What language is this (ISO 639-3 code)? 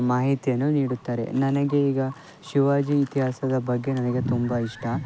kan